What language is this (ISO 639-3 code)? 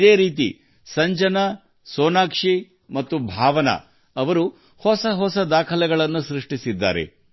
kan